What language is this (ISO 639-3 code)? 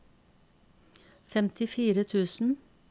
nor